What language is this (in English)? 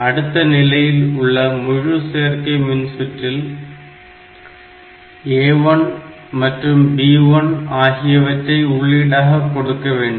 Tamil